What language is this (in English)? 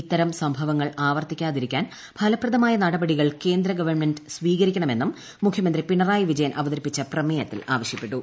Malayalam